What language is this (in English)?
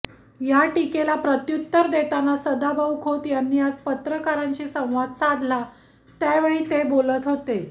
Marathi